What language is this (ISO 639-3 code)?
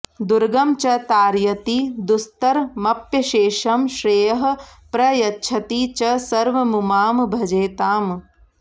san